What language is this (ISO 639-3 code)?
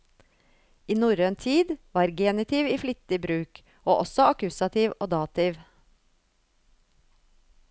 nor